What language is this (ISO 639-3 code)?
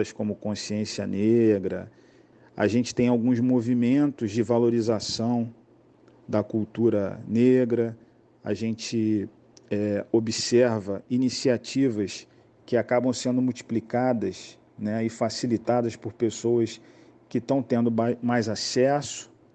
por